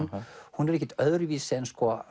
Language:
Icelandic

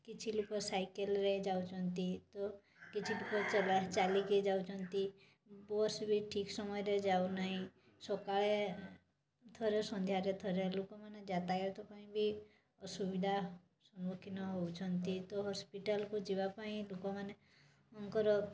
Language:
Odia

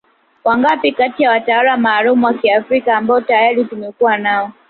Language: Swahili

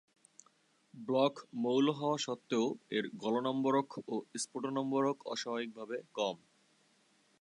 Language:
Bangla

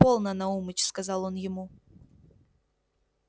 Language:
Russian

